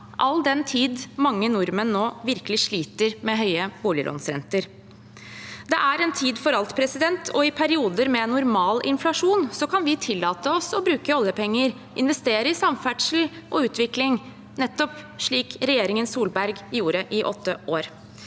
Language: Norwegian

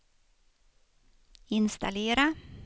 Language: Swedish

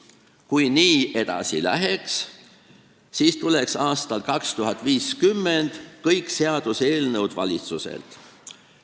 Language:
Estonian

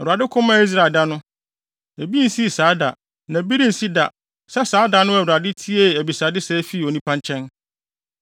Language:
Akan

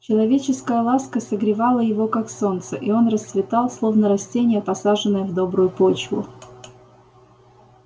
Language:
Russian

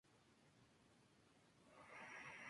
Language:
Spanish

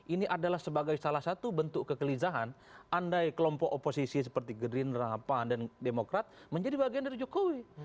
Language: Indonesian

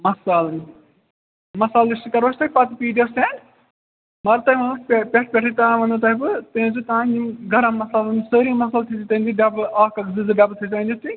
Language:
Kashmiri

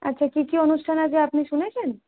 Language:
Bangla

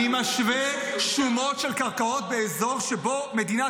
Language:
Hebrew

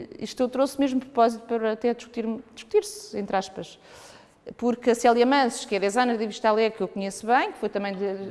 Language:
Portuguese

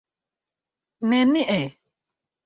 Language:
Esperanto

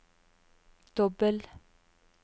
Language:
Norwegian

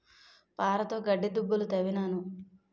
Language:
Telugu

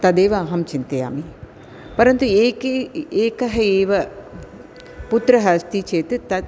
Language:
Sanskrit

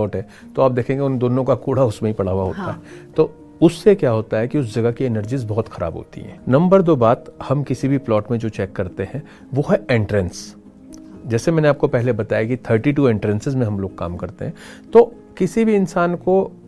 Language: Hindi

